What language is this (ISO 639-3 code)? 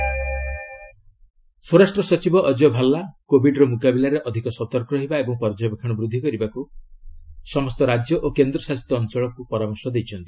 ori